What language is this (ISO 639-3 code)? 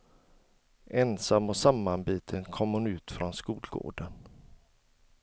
swe